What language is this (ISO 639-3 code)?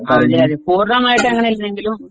mal